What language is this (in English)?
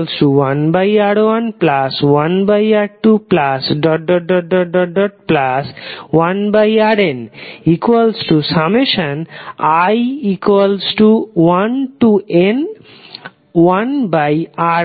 Bangla